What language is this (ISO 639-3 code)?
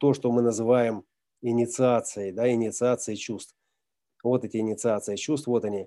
rus